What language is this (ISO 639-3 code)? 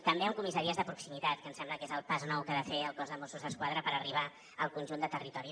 cat